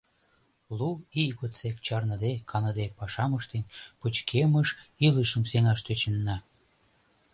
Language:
Mari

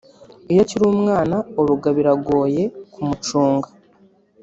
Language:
Kinyarwanda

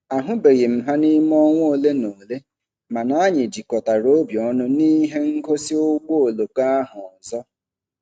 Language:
Igbo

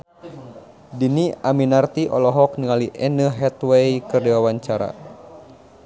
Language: Sundanese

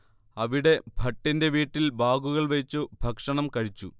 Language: Malayalam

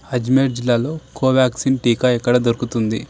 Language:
Telugu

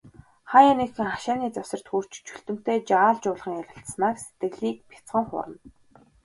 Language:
Mongolian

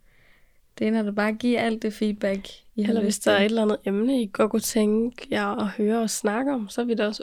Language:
Danish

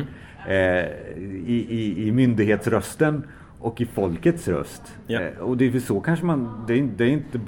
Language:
Swedish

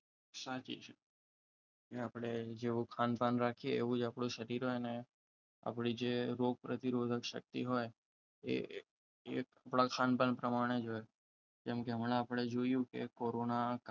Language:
Gujarati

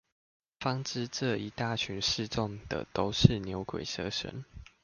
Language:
Chinese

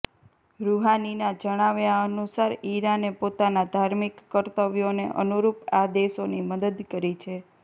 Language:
Gujarati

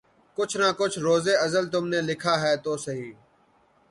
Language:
Urdu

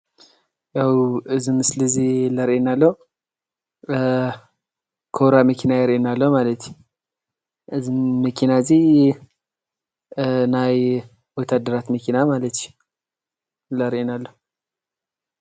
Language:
Tigrinya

